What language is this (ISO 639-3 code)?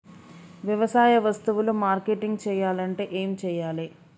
tel